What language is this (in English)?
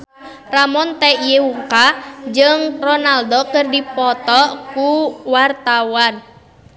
Sundanese